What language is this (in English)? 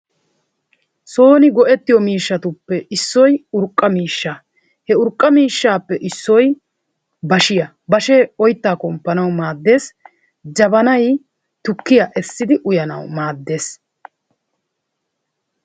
Wolaytta